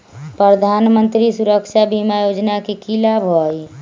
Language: Magahi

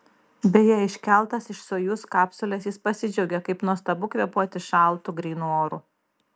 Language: Lithuanian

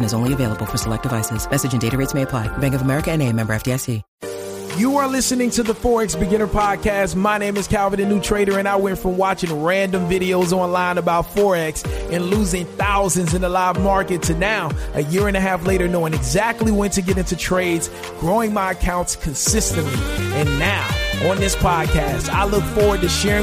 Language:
English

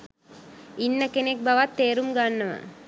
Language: Sinhala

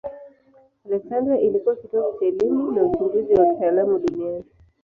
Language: Swahili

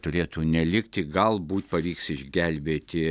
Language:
Lithuanian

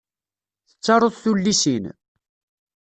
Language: Kabyle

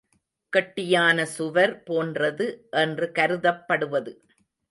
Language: Tamil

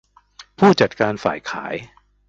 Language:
Thai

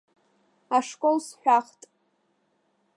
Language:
Abkhazian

